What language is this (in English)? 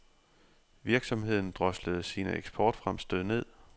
Danish